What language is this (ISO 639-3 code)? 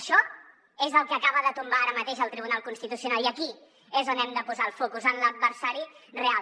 cat